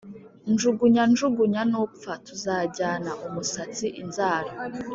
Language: Kinyarwanda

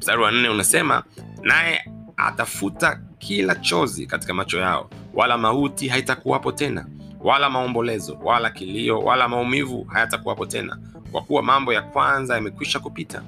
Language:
Swahili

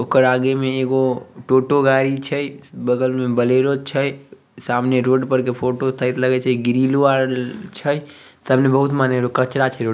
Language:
Magahi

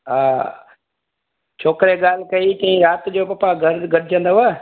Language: Sindhi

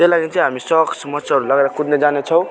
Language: Nepali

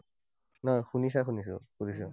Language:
Assamese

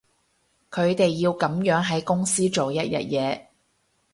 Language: Cantonese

